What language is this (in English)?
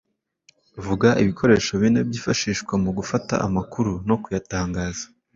Kinyarwanda